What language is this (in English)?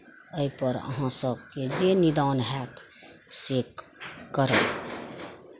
Maithili